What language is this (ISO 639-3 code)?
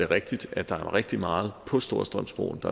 dan